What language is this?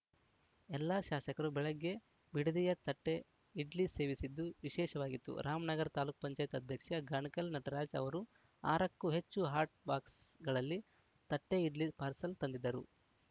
Kannada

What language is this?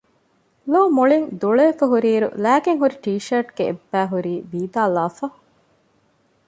Divehi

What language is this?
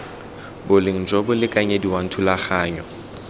Tswana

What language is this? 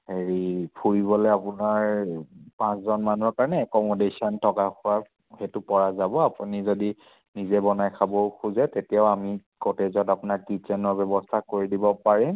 Assamese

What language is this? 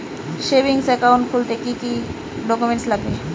Bangla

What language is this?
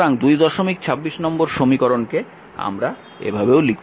Bangla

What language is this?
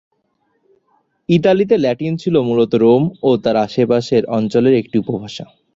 Bangla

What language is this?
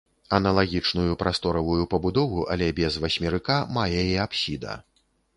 Belarusian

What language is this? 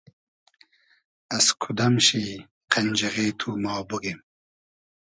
Hazaragi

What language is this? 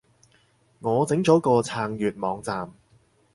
Cantonese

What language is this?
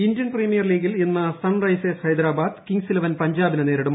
Malayalam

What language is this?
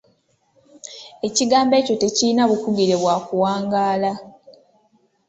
Ganda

